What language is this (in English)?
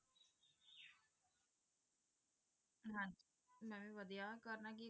Punjabi